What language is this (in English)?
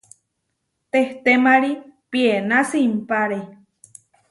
Huarijio